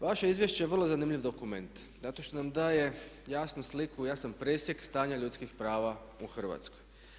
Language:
Croatian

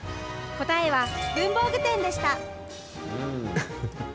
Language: Japanese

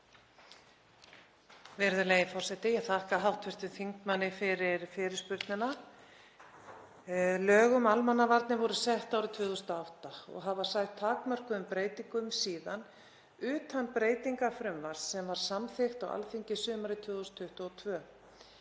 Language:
Icelandic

